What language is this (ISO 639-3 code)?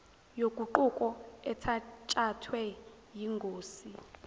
zul